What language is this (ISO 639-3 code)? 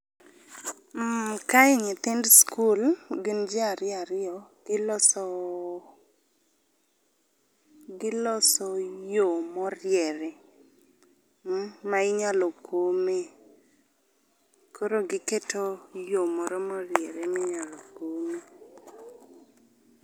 luo